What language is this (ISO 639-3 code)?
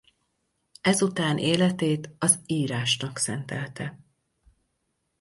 hun